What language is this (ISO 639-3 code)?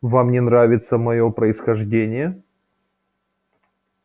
rus